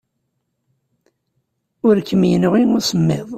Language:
Kabyle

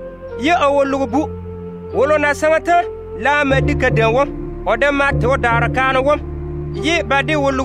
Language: French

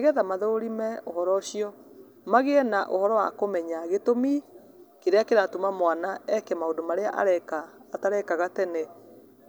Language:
Kikuyu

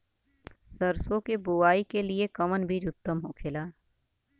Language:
Bhojpuri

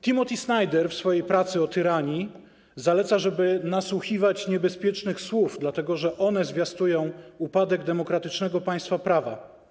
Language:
Polish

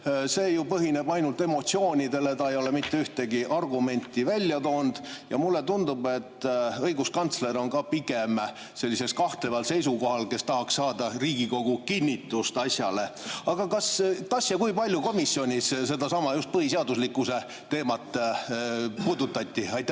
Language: Estonian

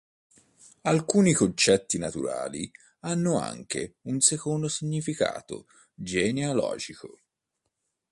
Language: Italian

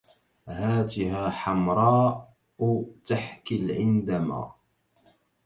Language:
Arabic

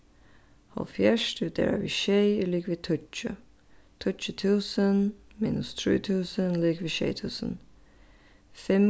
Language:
Faroese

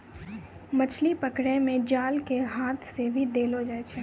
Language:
Maithili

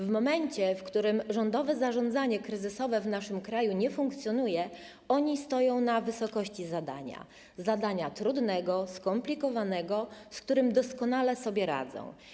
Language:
Polish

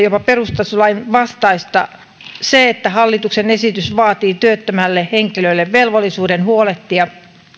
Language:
Finnish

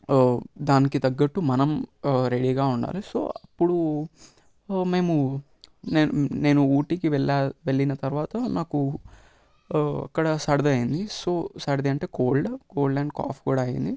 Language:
Telugu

